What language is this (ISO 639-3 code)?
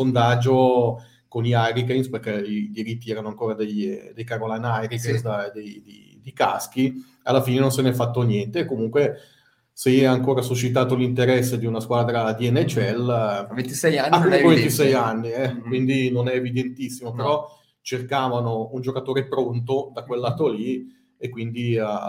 ita